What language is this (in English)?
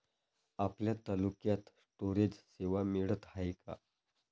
Marathi